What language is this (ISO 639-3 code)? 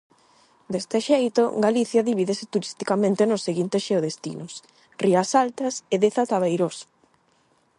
glg